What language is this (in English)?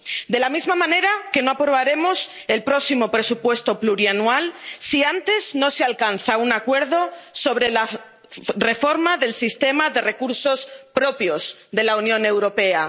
Spanish